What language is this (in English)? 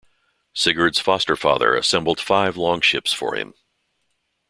English